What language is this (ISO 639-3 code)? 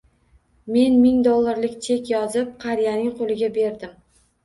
uzb